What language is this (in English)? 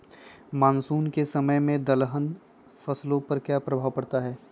Magahi